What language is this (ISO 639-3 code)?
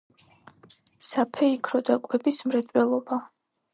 kat